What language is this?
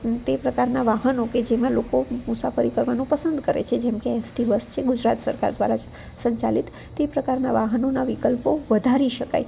Gujarati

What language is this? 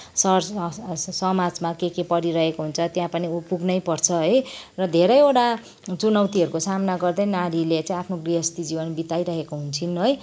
Nepali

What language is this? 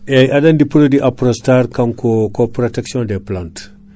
Fula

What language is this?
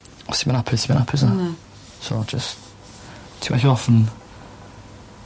Welsh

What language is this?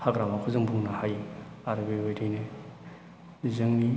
Bodo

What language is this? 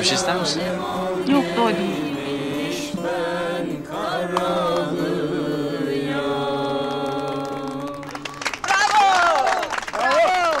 Turkish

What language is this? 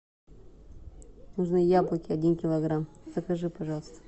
Russian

